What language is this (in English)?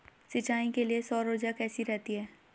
Hindi